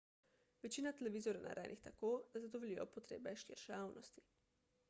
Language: Slovenian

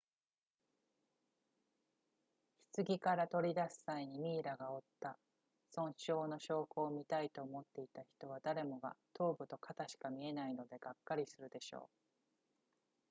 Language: Japanese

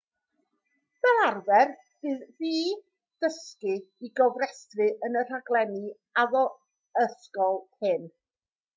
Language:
Welsh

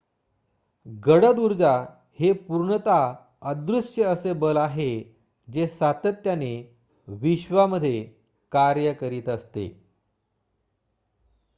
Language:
Marathi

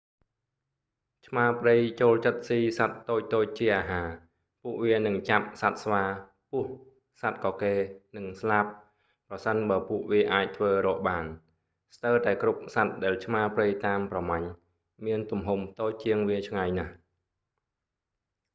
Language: Khmer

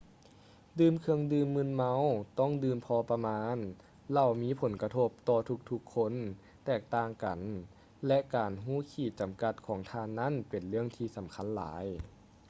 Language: Lao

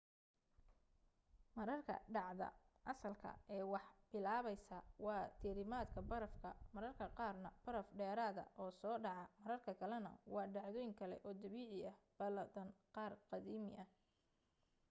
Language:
Somali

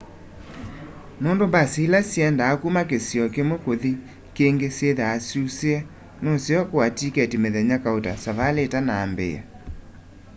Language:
Kamba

